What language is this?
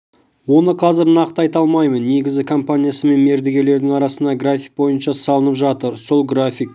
Kazakh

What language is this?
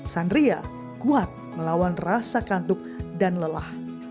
Indonesian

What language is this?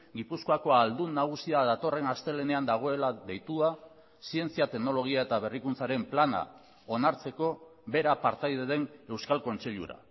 Basque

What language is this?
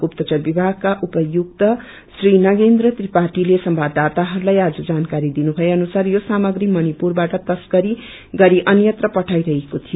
Nepali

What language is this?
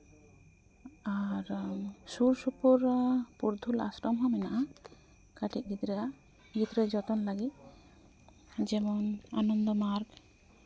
Santali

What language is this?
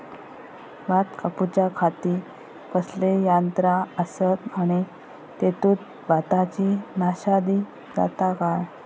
Marathi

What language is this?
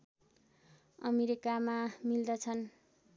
Nepali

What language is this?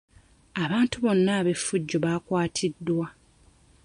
Ganda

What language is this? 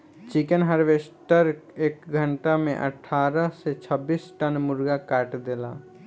Bhojpuri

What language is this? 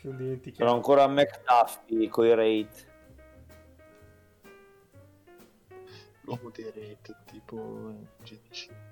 Italian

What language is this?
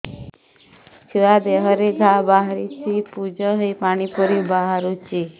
Odia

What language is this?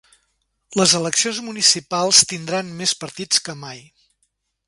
Catalan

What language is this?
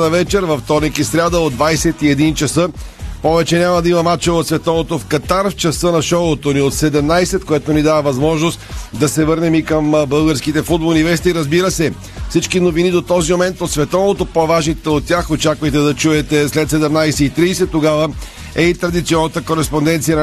Bulgarian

